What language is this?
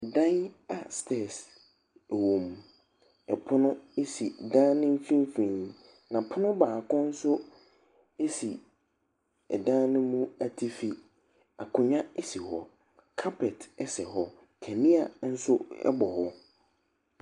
Akan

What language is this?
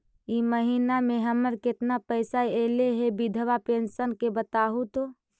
Magahi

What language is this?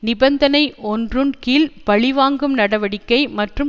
Tamil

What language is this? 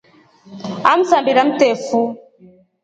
Rombo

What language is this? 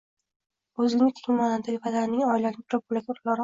Uzbek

